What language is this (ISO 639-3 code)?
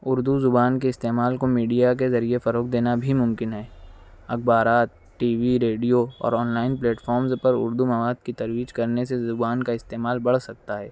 urd